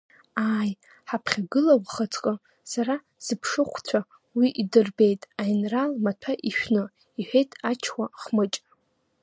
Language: Abkhazian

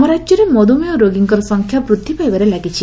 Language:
Odia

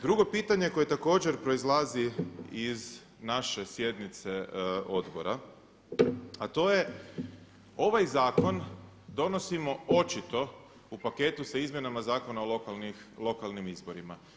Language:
Croatian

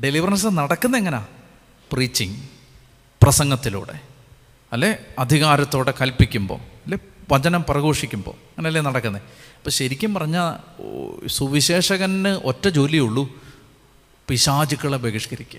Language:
Malayalam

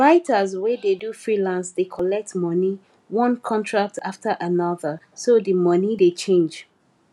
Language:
Nigerian Pidgin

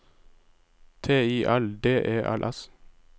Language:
Norwegian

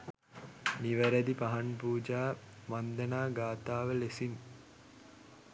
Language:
Sinhala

